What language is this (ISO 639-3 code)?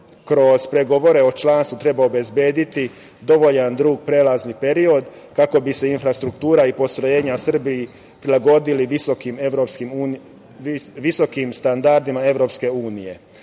srp